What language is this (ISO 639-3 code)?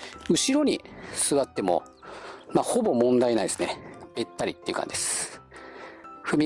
jpn